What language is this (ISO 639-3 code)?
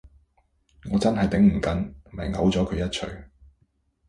yue